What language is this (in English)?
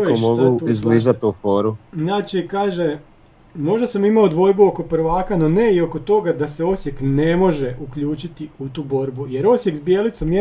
Croatian